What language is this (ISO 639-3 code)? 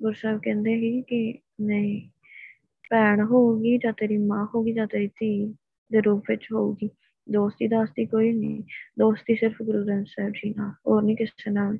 pan